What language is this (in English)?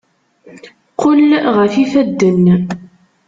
Kabyle